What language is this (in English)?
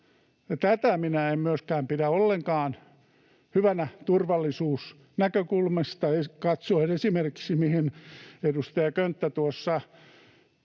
Finnish